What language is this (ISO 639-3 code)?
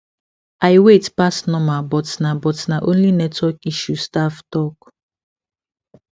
pcm